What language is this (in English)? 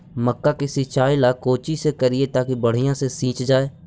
Magahi